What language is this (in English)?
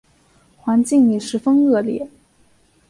Chinese